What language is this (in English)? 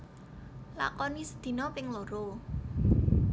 Javanese